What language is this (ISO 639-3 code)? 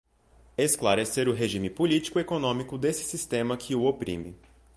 por